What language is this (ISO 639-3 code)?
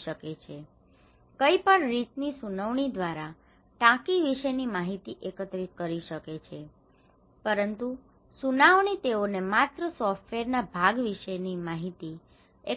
guj